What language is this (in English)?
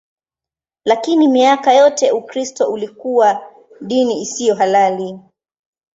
Swahili